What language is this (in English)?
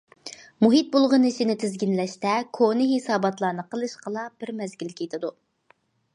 Uyghur